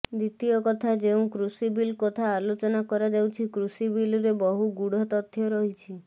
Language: Odia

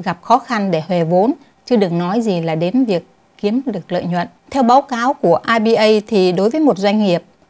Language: Vietnamese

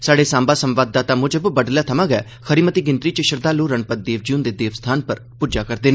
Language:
Dogri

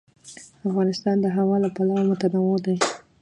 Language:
Pashto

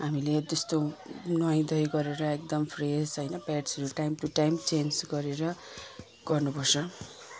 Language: Nepali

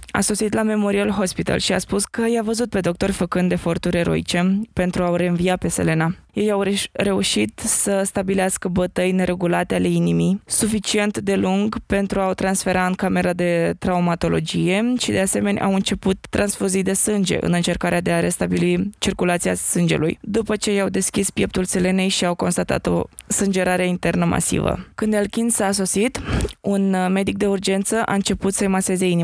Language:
Romanian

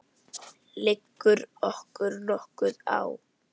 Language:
Icelandic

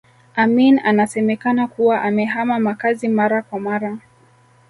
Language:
Swahili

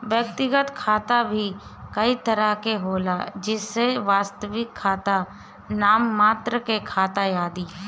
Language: Bhojpuri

